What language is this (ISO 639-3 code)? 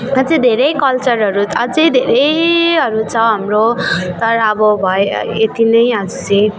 nep